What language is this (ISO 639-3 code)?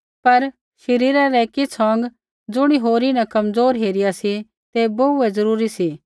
kfx